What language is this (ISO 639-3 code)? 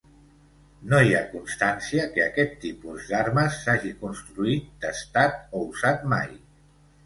cat